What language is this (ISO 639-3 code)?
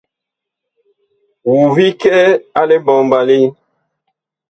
bkh